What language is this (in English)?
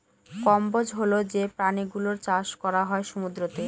Bangla